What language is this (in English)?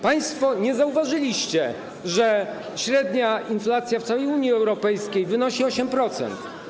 Polish